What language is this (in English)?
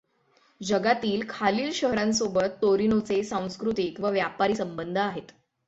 Marathi